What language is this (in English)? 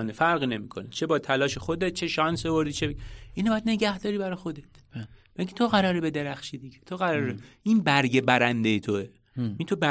Persian